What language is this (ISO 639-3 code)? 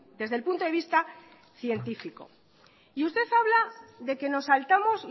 spa